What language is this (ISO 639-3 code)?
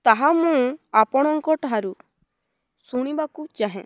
ori